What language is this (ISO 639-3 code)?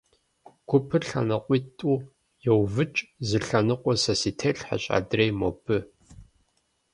kbd